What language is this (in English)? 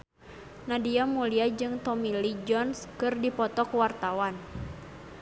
Sundanese